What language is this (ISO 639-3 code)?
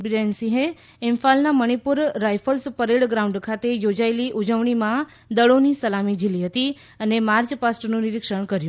guj